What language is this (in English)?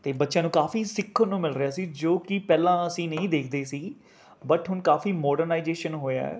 Punjabi